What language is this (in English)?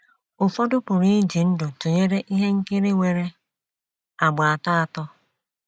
Igbo